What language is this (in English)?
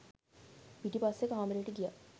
Sinhala